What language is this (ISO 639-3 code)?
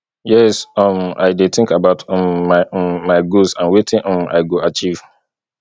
pcm